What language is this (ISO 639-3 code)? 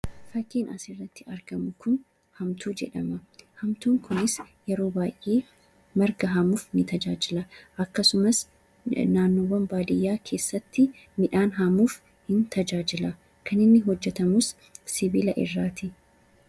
orm